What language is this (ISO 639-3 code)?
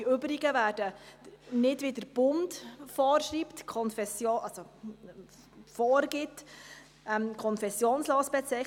gsw